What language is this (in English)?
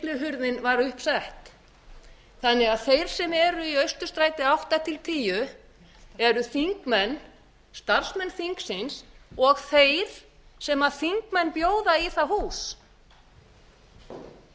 Icelandic